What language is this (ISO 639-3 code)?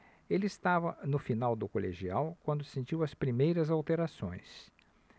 por